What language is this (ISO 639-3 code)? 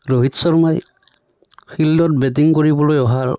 asm